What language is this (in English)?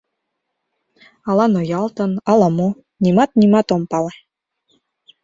Mari